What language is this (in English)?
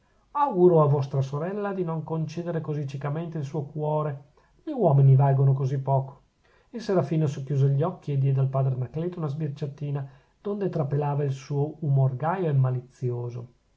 Italian